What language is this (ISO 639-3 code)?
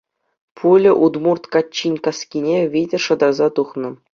chv